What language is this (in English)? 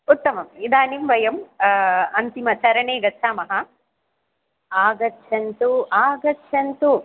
Sanskrit